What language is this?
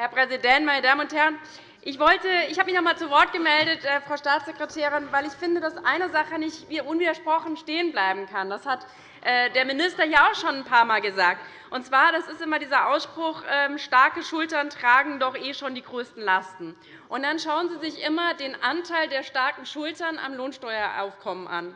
German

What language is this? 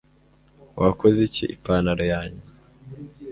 Kinyarwanda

